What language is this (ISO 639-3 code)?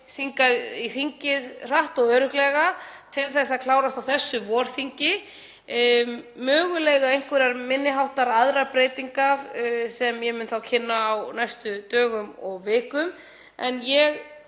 isl